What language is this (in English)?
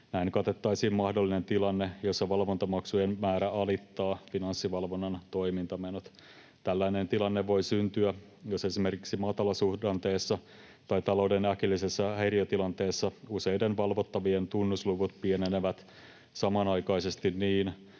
Finnish